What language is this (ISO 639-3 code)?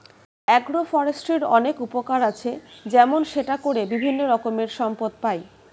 ben